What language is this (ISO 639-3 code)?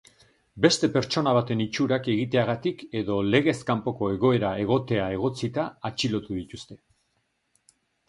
eus